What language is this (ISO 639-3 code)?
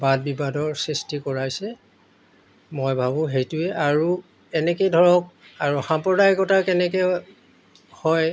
asm